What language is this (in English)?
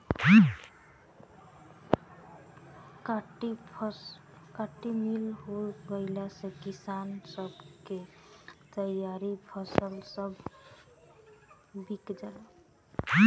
Bhojpuri